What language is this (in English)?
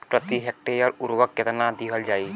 Bhojpuri